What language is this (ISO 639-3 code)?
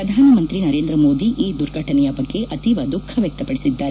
kan